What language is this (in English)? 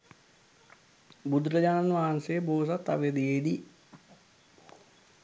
Sinhala